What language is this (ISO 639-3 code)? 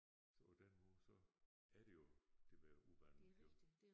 dan